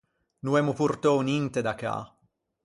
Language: Ligurian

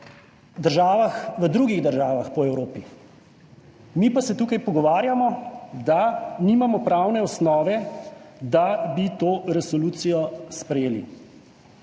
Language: Slovenian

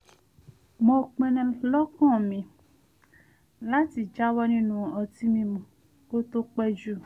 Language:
Yoruba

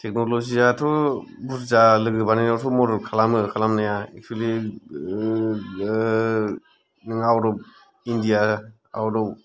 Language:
Bodo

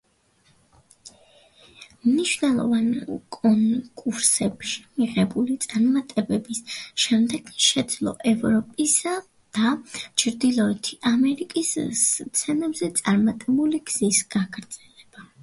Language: Georgian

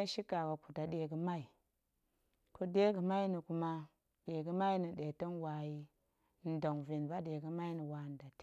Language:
Goemai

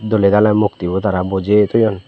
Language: Chakma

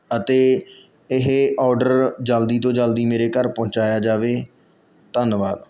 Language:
Punjabi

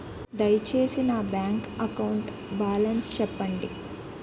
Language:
Telugu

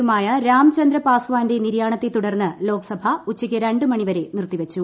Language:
Malayalam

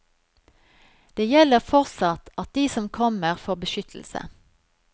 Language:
Norwegian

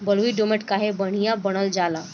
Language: Bhojpuri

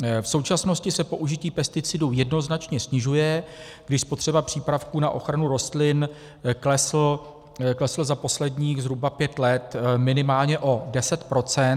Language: Czech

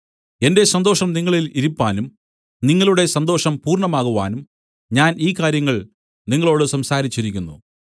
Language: Malayalam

